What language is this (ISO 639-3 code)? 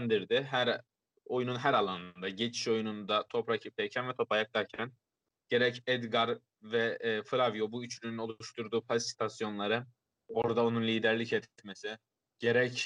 tur